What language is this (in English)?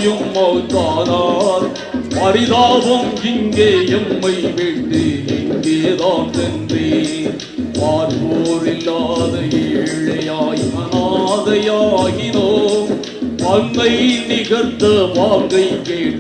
Tamil